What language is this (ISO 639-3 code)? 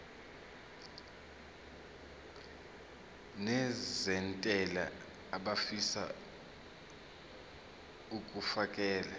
zul